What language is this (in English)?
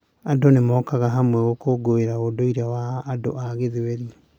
Kikuyu